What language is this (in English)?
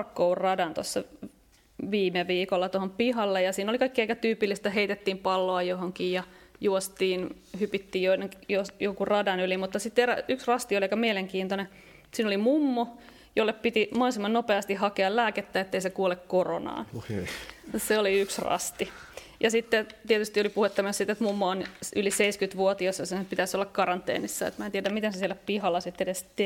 Finnish